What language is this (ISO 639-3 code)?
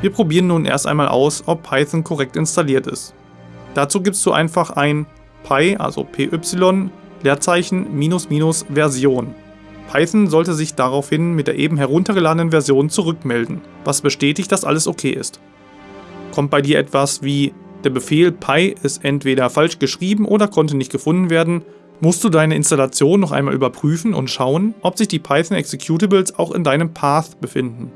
deu